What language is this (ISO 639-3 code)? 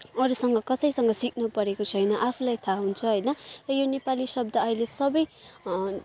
nep